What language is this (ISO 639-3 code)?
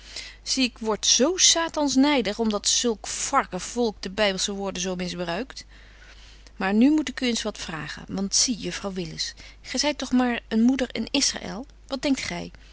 nld